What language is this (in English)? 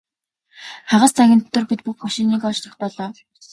Mongolian